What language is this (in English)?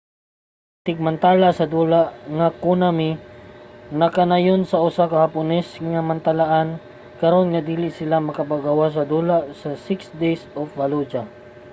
Cebuano